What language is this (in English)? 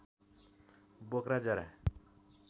Nepali